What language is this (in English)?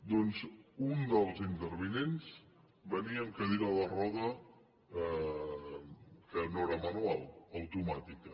Catalan